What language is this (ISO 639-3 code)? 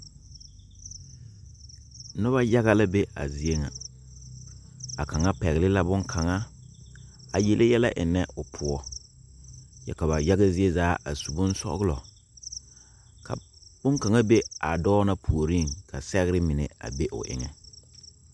dga